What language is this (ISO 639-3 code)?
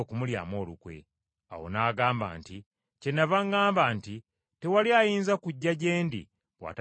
lug